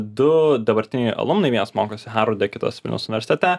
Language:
Lithuanian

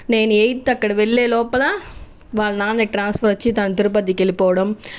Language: Telugu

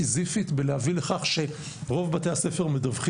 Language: Hebrew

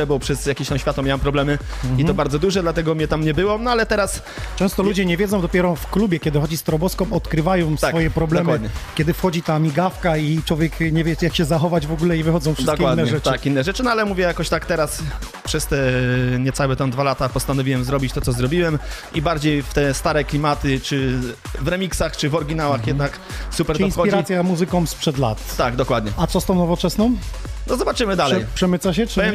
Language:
Polish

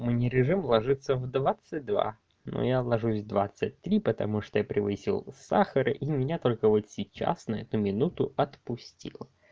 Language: Russian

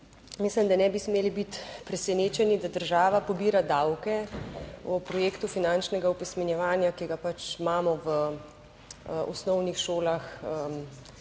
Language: Slovenian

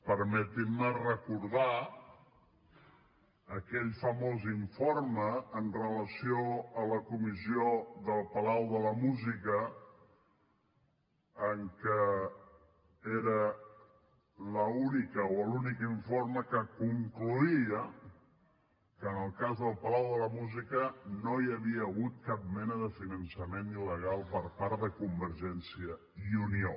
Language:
Catalan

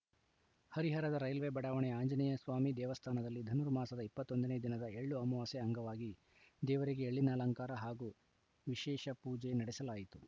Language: Kannada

